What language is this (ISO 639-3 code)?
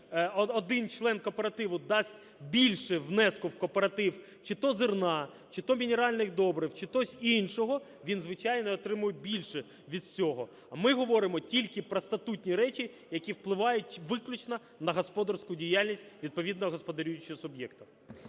ukr